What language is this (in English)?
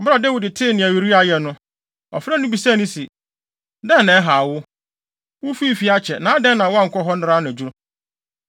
Akan